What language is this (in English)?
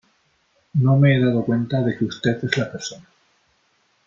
Spanish